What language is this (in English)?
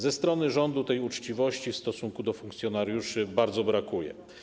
Polish